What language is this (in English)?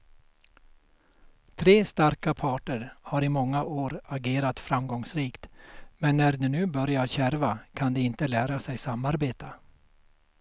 Swedish